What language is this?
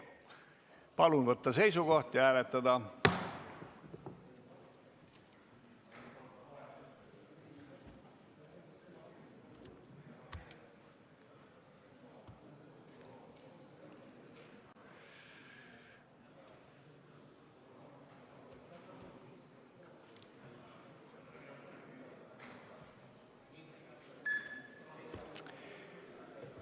Estonian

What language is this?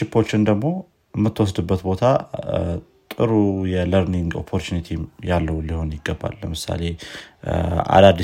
Amharic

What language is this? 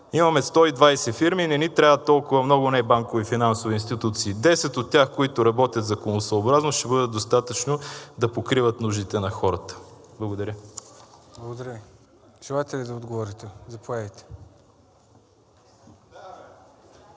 Bulgarian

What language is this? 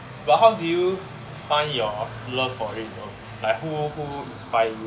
English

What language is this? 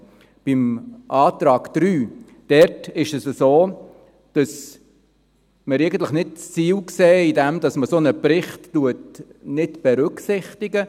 Swiss German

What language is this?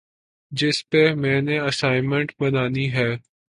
Urdu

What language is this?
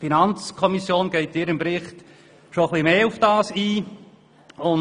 Swiss German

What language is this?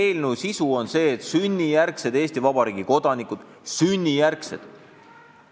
Estonian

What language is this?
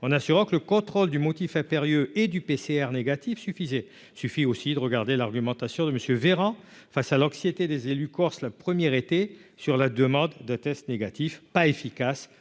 French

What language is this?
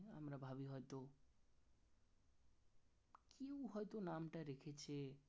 Bangla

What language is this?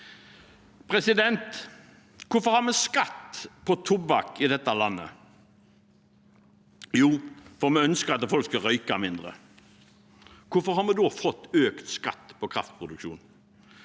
Norwegian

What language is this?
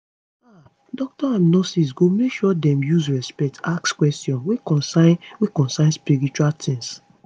Nigerian Pidgin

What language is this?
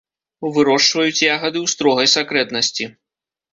Belarusian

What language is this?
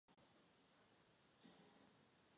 Czech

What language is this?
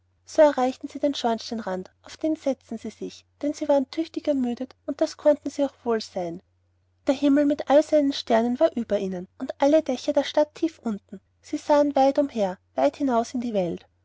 German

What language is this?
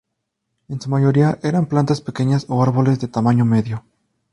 Spanish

